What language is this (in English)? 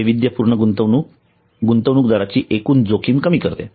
Marathi